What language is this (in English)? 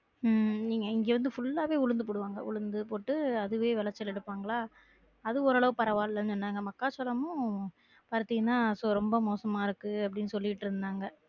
Tamil